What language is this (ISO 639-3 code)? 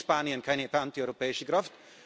deu